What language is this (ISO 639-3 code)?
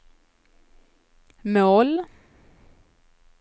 swe